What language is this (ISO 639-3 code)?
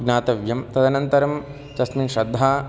san